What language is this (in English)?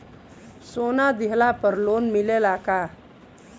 Bhojpuri